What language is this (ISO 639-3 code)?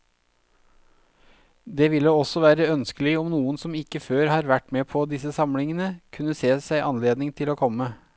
nor